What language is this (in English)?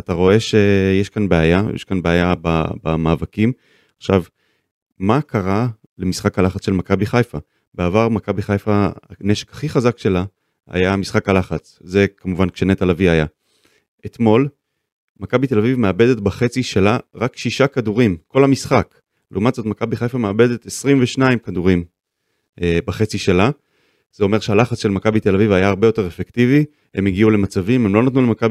Hebrew